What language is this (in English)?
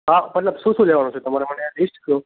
Gujarati